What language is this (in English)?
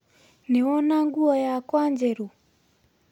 Kikuyu